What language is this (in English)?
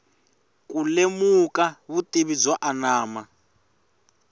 Tsonga